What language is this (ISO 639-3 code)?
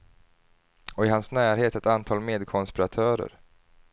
swe